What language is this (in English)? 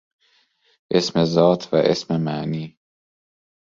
Persian